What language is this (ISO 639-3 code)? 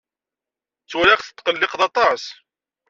kab